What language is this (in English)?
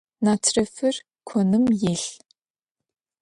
Adyghe